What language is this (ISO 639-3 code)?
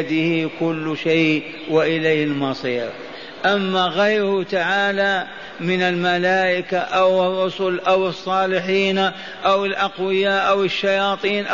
ara